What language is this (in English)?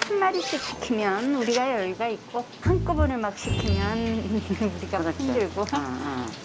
Korean